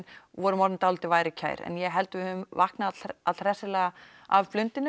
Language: Icelandic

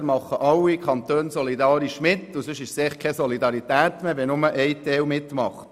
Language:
Swiss German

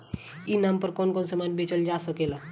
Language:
Bhojpuri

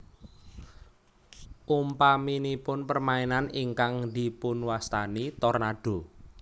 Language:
Javanese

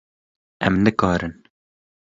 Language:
Kurdish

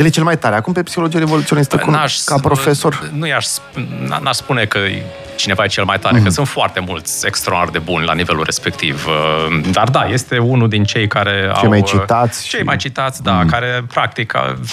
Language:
Romanian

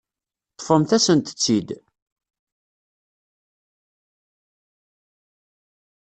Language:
Kabyle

